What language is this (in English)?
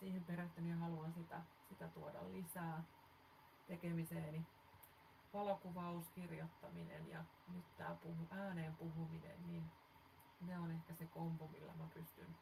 Finnish